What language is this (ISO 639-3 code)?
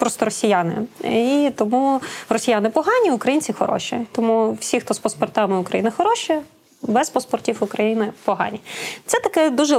ukr